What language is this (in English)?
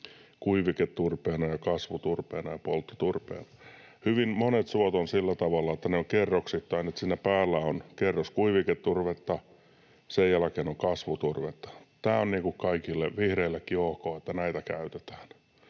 Finnish